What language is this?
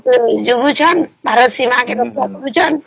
Odia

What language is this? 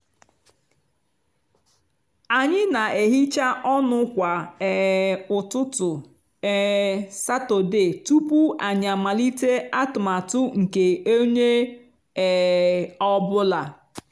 Igbo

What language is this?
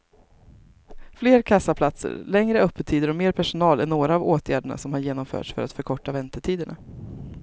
Swedish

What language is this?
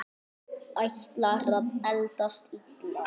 Icelandic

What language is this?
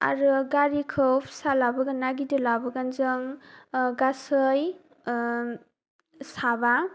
Bodo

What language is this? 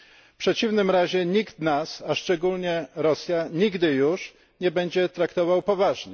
Polish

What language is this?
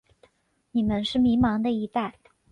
Chinese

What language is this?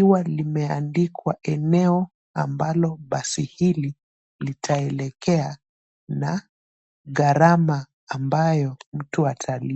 Swahili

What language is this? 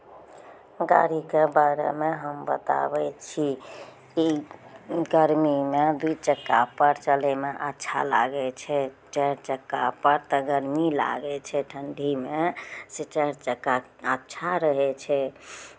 Maithili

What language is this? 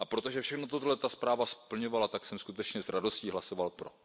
Czech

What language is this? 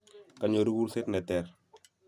Kalenjin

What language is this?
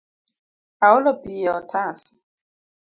Luo (Kenya and Tanzania)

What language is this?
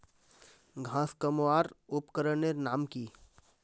Magahi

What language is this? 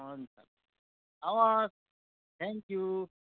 Nepali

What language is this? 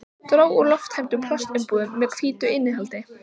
Icelandic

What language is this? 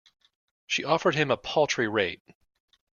English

